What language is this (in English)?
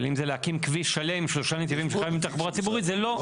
Hebrew